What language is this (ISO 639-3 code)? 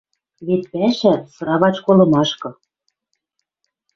mrj